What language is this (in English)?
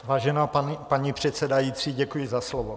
Czech